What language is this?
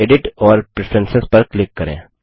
Hindi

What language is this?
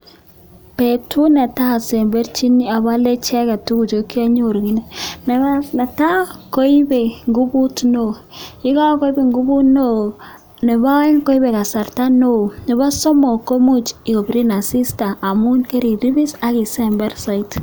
Kalenjin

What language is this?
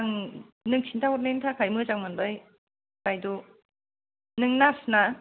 Bodo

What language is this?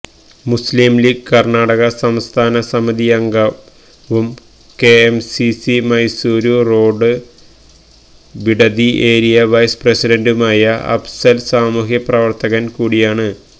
Malayalam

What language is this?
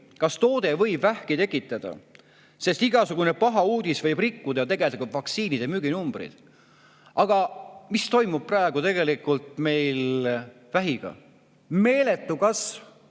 Estonian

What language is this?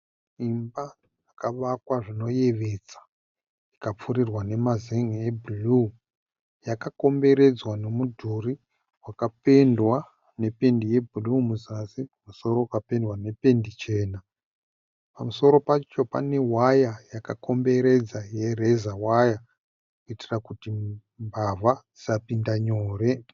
Shona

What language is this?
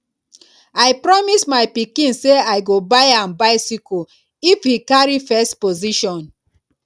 Nigerian Pidgin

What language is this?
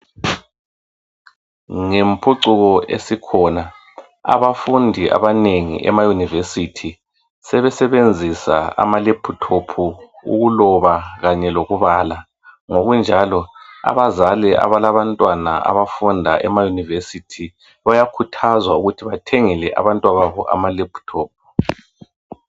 North Ndebele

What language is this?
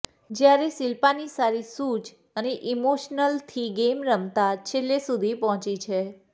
Gujarati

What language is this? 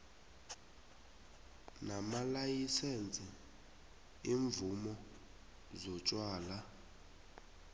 South Ndebele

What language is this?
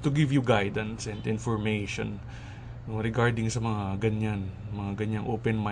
Filipino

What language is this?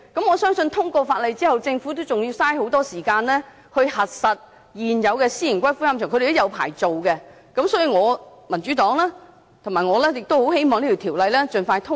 Cantonese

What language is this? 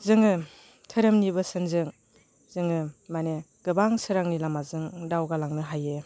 Bodo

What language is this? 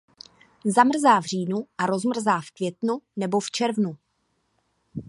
Czech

